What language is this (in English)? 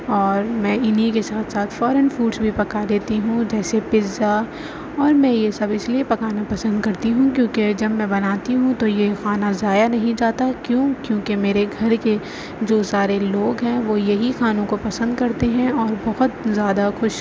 Urdu